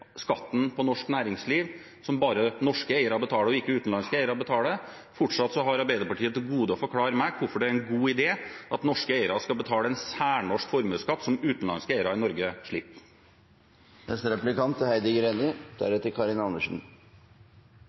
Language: Norwegian Bokmål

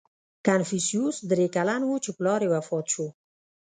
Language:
Pashto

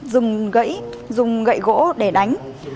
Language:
Vietnamese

